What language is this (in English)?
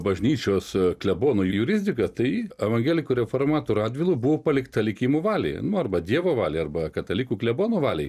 Lithuanian